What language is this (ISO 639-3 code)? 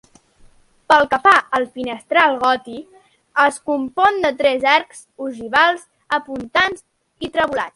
cat